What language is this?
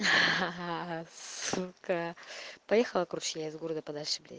Russian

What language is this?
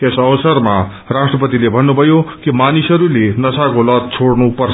Nepali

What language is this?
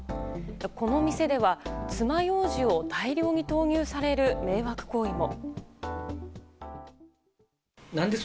Japanese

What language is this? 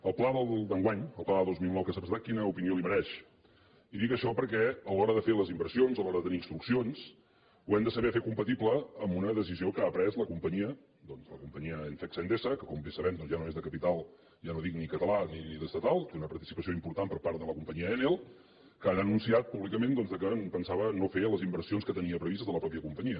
Catalan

